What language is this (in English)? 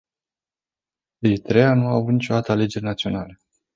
Romanian